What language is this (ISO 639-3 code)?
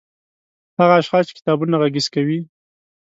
pus